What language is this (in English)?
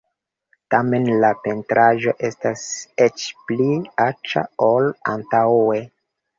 Esperanto